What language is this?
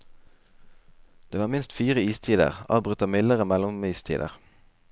Norwegian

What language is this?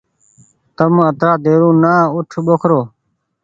Goaria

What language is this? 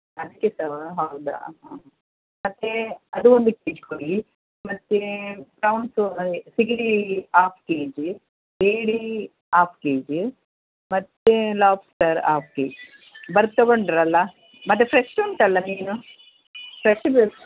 Kannada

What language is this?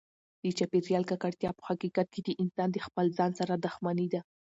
Pashto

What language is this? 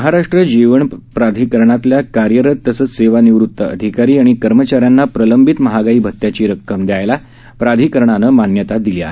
Marathi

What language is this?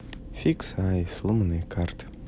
Russian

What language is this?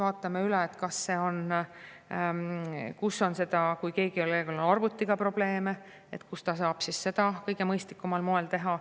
Estonian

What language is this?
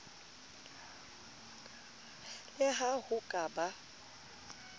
Southern Sotho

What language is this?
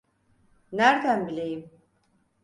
Turkish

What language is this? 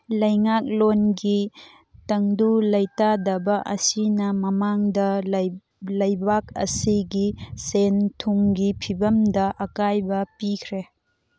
Manipuri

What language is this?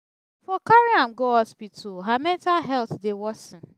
Nigerian Pidgin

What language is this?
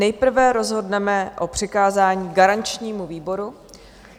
Czech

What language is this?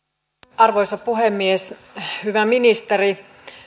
Finnish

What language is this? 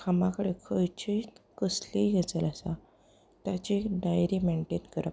Konkani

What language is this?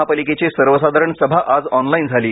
Marathi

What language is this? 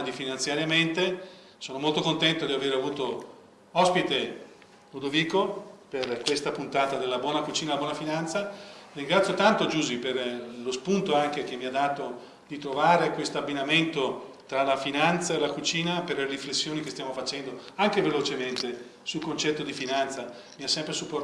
Italian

